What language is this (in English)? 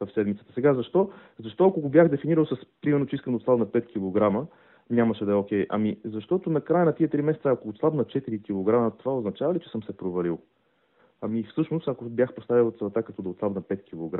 Bulgarian